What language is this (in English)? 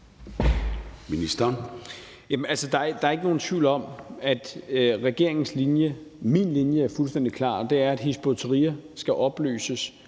Danish